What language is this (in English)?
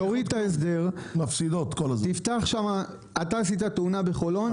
Hebrew